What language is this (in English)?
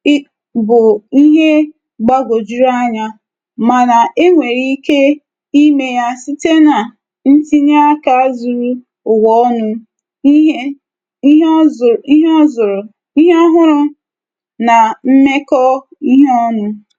Igbo